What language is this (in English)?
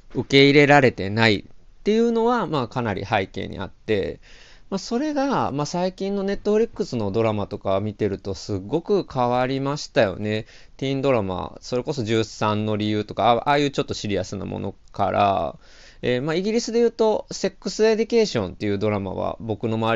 Japanese